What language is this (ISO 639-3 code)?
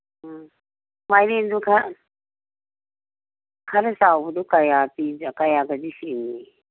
mni